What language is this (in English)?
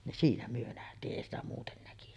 Finnish